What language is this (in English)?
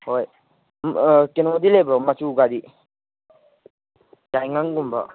Manipuri